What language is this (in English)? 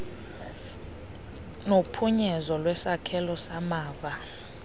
Xhosa